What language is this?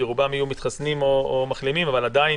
Hebrew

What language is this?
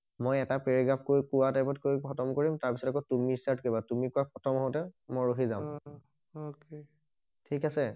Assamese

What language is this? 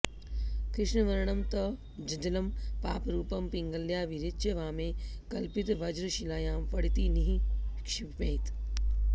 Sanskrit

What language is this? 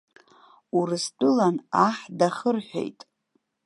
Abkhazian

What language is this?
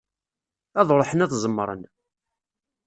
Kabyle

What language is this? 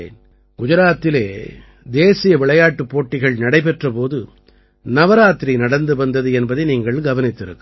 Tamil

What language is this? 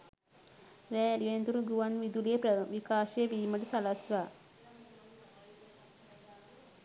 Sinhala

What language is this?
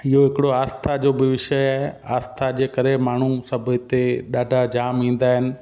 Sindhi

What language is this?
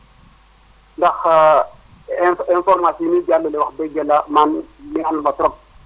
Wolof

